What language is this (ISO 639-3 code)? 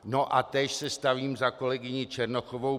ces